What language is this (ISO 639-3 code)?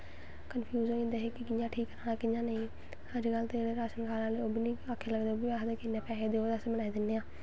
doi